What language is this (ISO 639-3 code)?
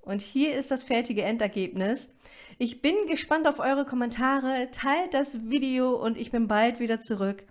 deu